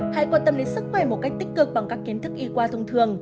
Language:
Vietnamese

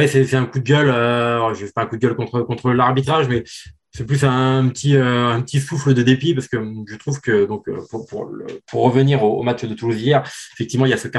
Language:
French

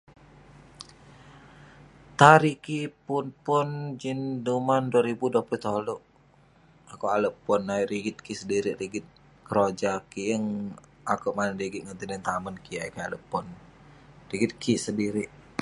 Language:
Western Penan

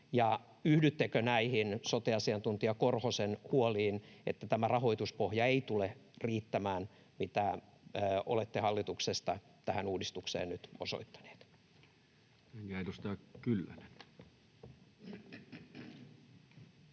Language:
Finnish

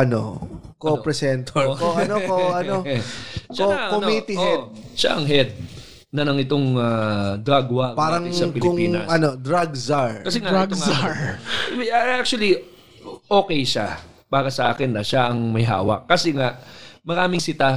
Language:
Filipino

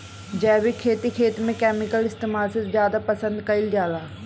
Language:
Bhojpuri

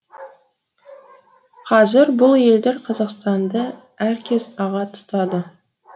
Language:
Kazakh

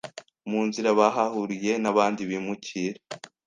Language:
Kinyarwanda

